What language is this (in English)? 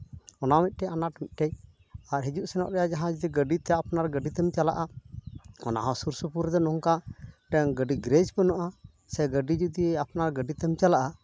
Santali